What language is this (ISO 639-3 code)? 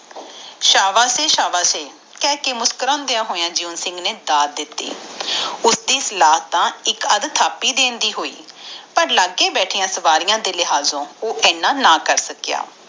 pan